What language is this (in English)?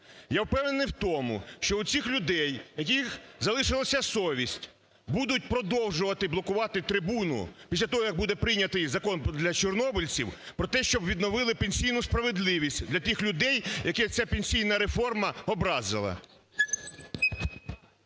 Ukrainian